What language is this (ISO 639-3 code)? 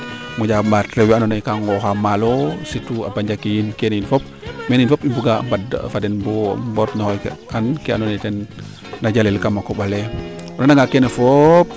srr